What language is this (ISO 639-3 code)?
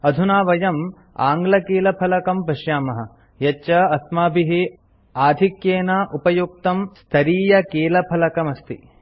san